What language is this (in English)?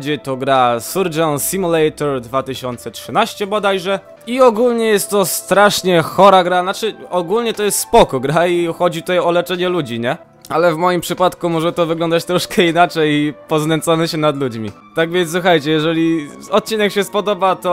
Polish